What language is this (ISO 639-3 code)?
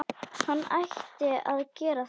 isl